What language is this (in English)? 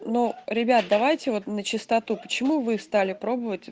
Russian